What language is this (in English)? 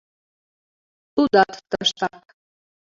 Mari